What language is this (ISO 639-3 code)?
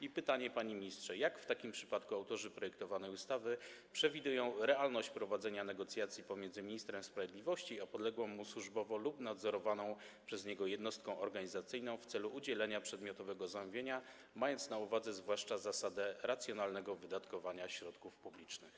pol